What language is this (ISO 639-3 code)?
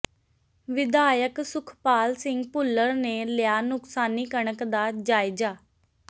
pan